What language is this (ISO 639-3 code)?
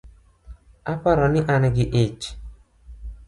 luo